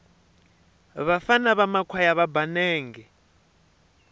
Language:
Tsonga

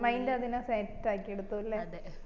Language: Malayalam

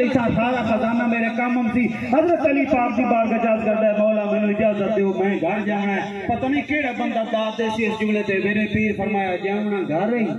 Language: Arabic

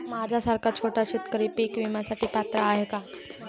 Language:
Marathi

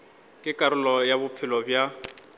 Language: Northern Sotho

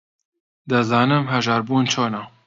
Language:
Central Kurdish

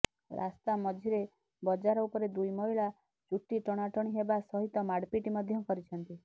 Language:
Odia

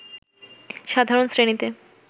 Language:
Bangla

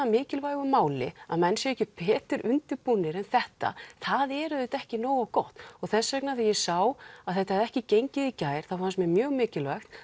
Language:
Icelandic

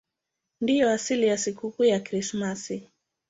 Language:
Swahili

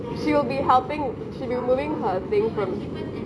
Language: English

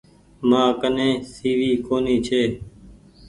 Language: Goaria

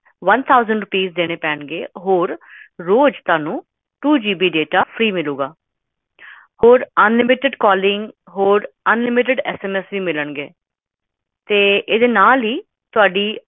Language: Punjabi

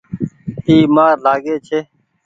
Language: Goaria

